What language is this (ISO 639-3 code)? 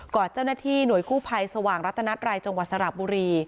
tha